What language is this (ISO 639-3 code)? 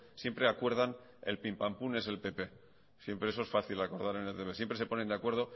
spa